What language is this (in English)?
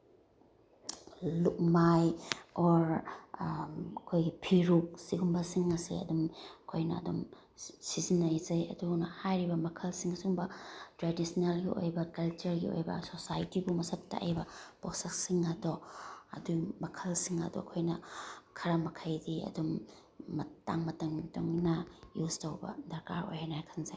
Manipuri